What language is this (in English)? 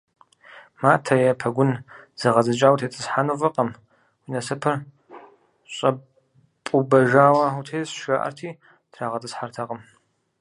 Kabardian